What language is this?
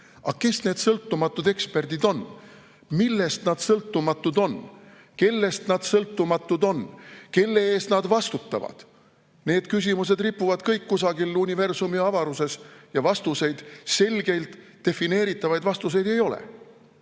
Estonian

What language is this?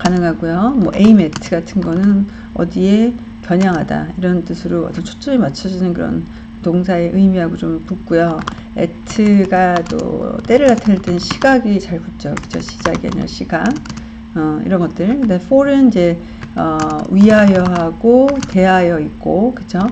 Korean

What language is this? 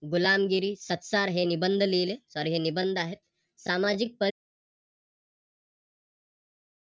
Marathi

